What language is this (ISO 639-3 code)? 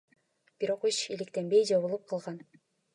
kir